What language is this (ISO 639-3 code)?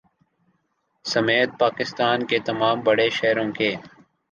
urd